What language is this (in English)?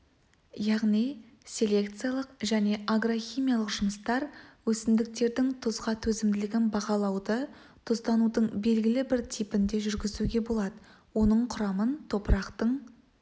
Kazakh